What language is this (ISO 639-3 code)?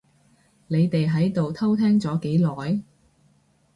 yue